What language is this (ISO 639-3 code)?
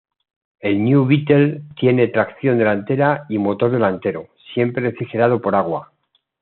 spa